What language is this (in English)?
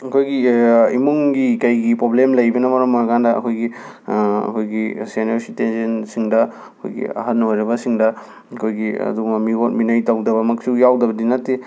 Manipuri